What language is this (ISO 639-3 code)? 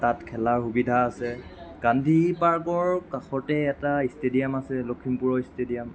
asm